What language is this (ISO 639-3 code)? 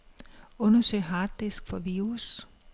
dan